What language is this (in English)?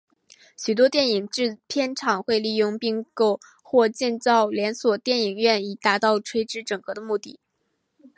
Chinese